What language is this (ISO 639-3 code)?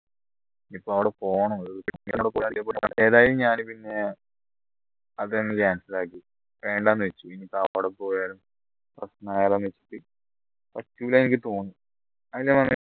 mal